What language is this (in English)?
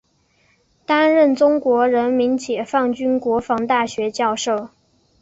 Chinese